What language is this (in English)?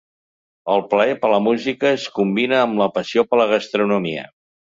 Catalan